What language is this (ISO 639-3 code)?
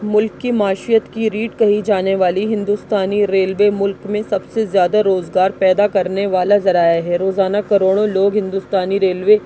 urd